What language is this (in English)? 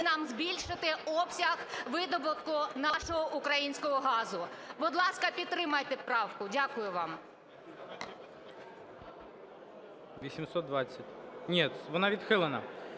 Ukrainian